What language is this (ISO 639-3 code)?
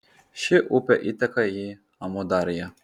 lit